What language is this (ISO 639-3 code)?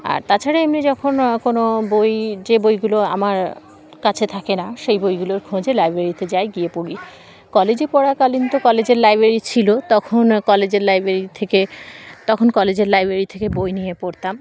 ben